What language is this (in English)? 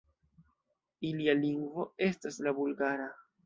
Esperanto